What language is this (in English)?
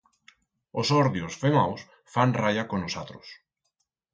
Aragonese